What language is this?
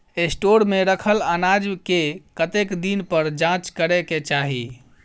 Maithili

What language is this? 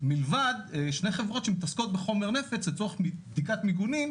Hebrew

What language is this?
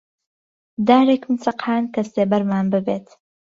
Central Kurdish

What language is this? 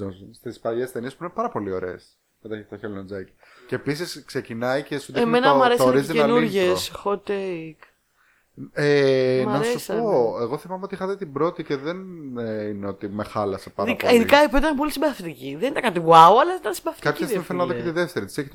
Greek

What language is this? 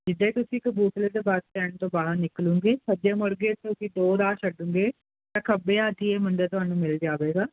Punjabi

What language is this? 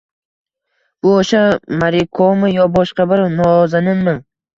Uzbek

